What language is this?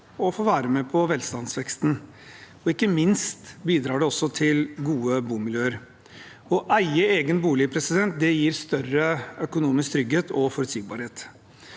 Norwegian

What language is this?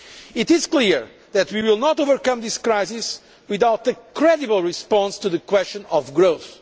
English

